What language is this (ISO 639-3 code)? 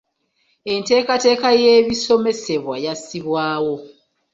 lug